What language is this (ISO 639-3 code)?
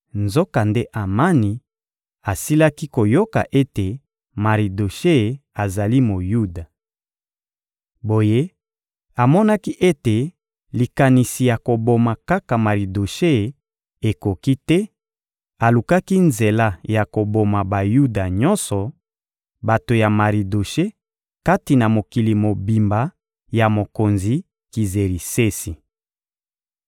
lin